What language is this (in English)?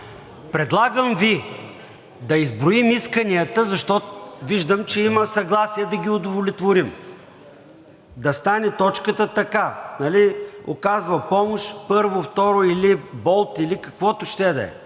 Bulgarian